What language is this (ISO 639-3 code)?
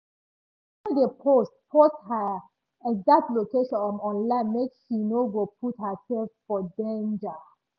pcm